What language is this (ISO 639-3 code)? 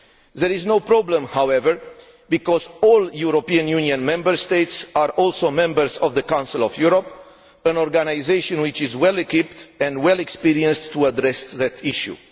eng